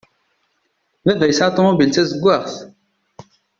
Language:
Kabyle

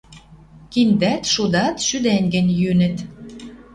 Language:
Western Mari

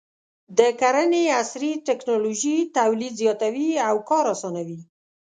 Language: Pashto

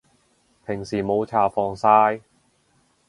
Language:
Cantonese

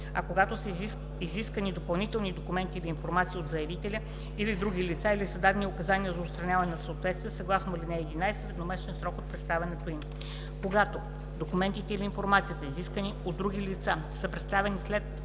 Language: Bulgarian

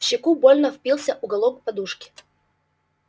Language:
Russian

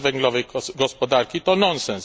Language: Polish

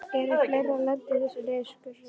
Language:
Icelandic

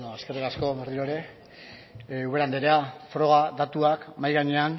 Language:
Basque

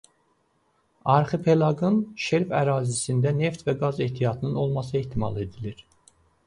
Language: Azerbaijani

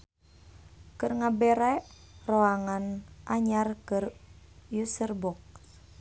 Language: Sundanese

